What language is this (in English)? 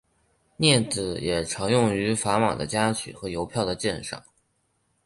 Chinese